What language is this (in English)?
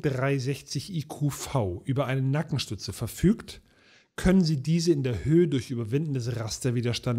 German